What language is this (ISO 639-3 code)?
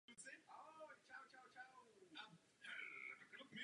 ces